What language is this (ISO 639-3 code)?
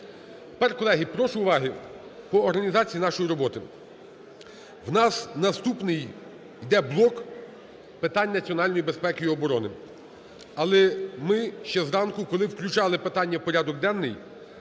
ukr